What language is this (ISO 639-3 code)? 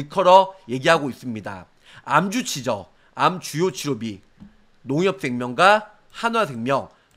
kor